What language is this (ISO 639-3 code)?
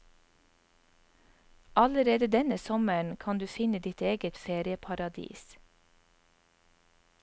nor